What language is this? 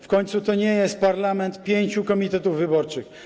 Polish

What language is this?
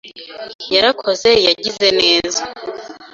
Kinyarwanda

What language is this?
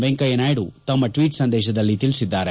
Kannada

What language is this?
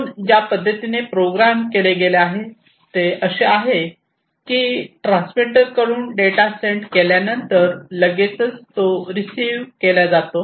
Marathi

